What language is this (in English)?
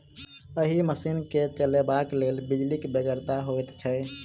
Maithili